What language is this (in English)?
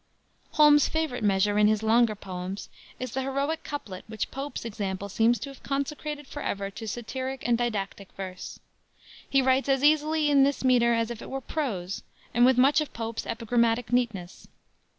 English